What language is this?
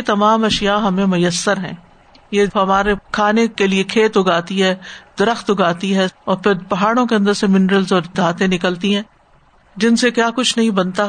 Urdu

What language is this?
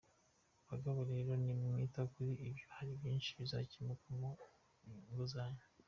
Kinyarwanda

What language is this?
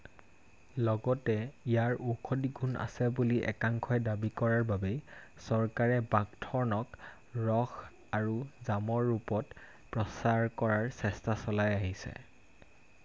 Assamese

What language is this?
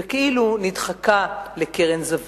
Hebrew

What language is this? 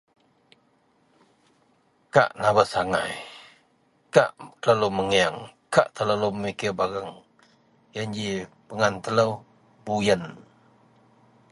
Central Melanau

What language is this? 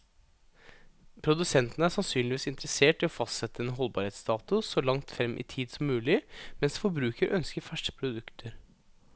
Norwegian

